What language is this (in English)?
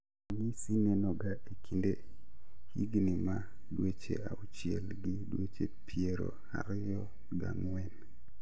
Luo (Kenya and Tanzania)